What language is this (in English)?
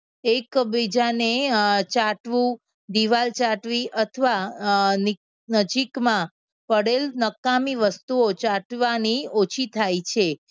Gujarati